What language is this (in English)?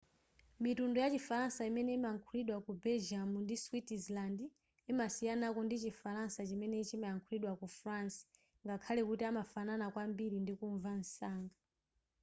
Nyanja